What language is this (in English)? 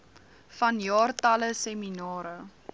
Afrikaans